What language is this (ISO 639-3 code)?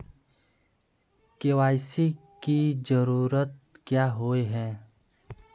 mag